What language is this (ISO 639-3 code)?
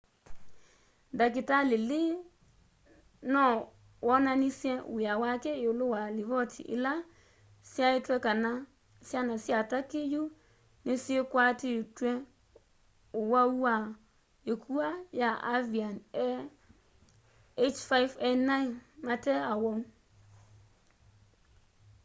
kam